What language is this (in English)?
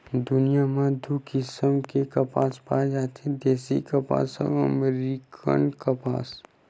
Chhattisgarhi